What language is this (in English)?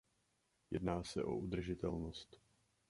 Czech